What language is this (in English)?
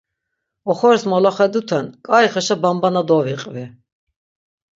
Laz